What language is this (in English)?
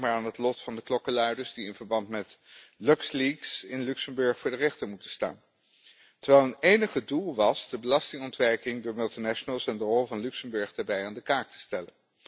Dutch